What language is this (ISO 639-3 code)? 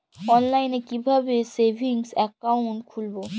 ben